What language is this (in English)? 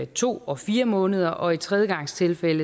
Danish